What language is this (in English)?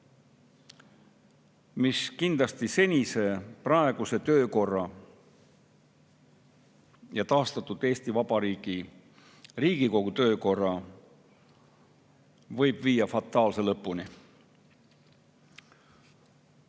Estonian